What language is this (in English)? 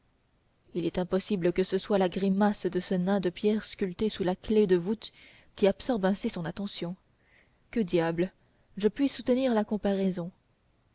French